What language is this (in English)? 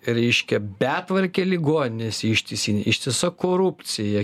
Lithuanian